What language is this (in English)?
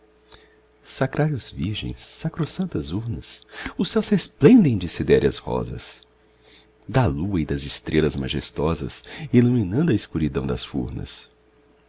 Portuguese